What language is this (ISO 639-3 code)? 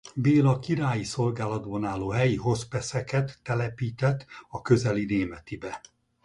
hun